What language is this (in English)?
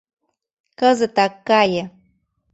Mari